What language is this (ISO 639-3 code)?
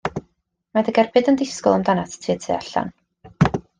cym